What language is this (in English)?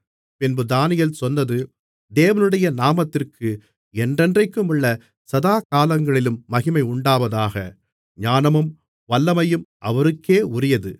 Tamil